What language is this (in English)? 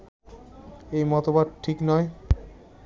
Bangla